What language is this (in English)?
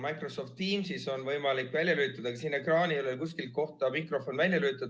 Estonian